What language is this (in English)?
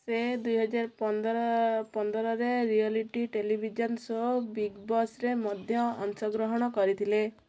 Odia